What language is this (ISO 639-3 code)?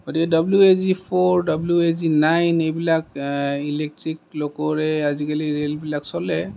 asm